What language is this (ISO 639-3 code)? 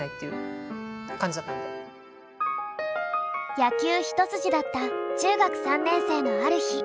jpn